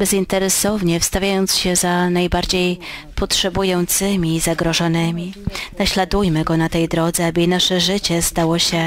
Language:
Polish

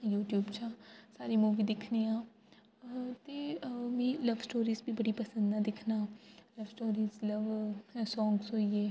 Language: Dogri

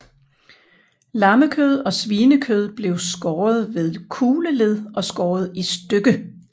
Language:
Danish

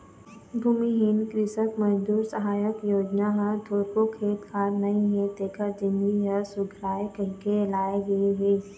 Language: Chhattisgarhi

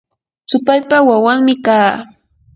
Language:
Yanahuanca Pasco Quechua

